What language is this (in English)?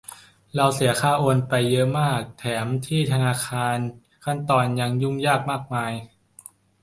Thai